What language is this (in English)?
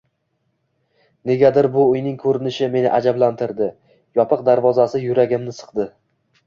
Uzbek